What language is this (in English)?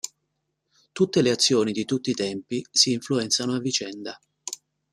Italian